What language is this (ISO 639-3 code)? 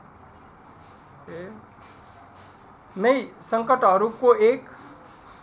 nep